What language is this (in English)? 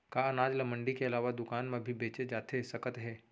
Chhattisgarhi